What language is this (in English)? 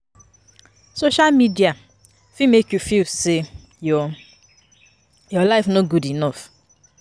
Nigerian Pidgin